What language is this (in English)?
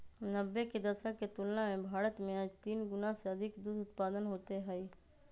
Magahi